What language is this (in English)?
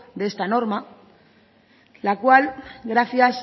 Spanish